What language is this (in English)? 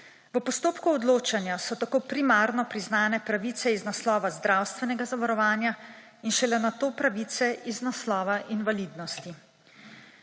Slovenian